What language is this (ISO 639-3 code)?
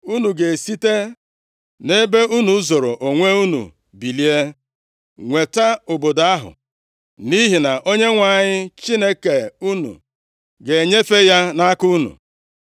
ibo